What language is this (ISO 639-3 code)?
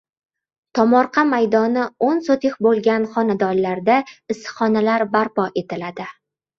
uzb